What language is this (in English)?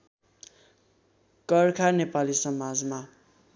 Nepali